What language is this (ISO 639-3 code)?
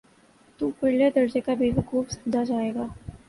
urd